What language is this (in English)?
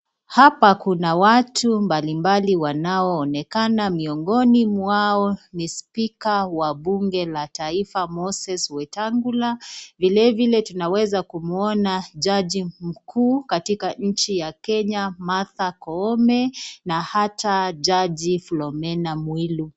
Swahili